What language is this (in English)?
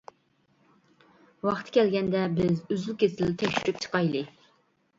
Uyghur